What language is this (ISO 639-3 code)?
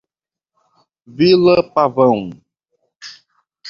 por